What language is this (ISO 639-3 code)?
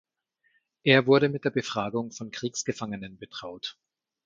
deu